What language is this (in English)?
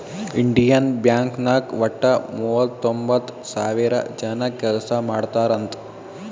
Kannada